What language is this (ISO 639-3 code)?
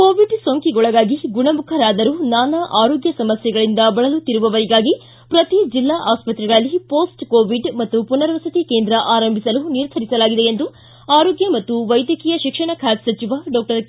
kan